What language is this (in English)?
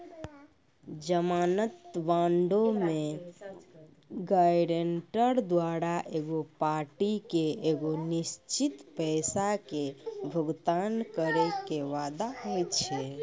Maithili